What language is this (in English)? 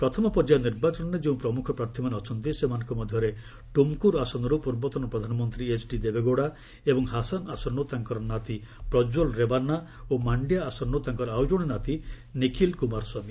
Odia